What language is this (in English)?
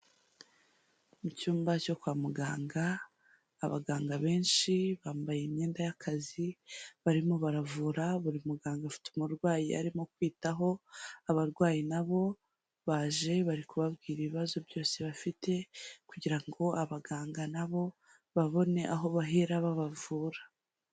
Kinyarwanda